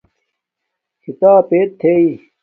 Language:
Domaaki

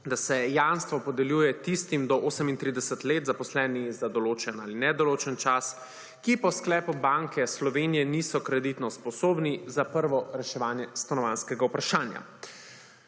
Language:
Slovenian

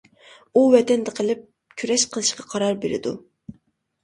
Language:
Uyghur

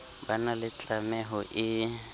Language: Southern Sotho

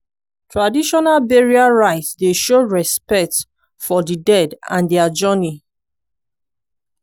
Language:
Nigerian Pidgin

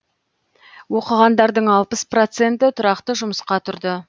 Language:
Kazakh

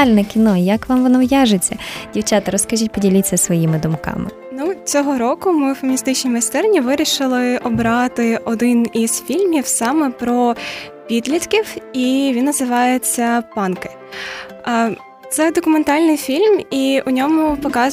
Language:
Ukrainian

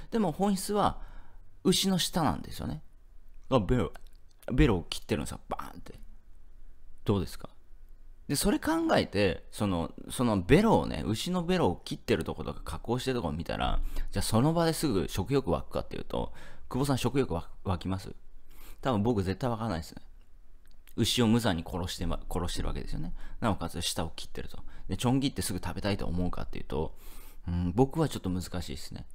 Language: Japanese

